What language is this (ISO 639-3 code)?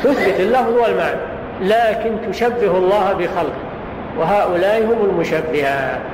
ara